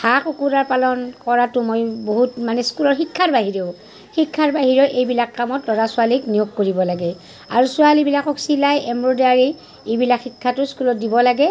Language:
Assamese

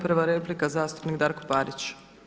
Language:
Croatian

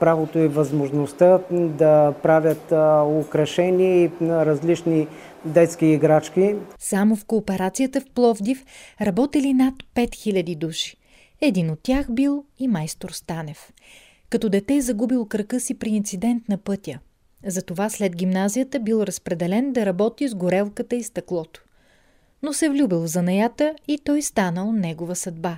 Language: Bulgarian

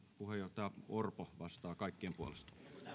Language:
Finnish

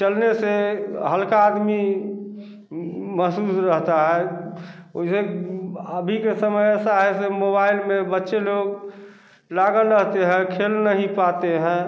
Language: Hindi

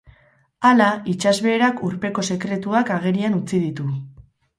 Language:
Basque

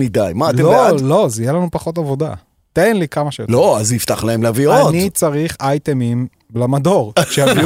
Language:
Hebrew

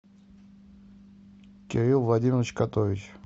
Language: Russian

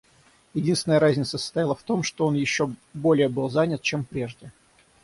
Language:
Russian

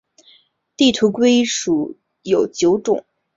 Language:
Chinese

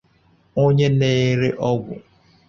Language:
Igbo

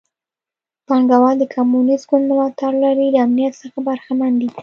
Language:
Pashto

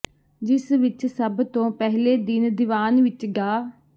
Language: Punjabi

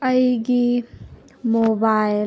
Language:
Manipuri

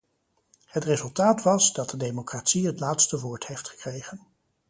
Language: Dutch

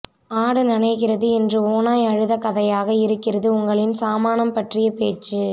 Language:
Tamil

